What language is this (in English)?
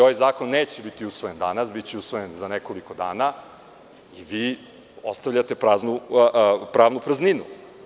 Serbian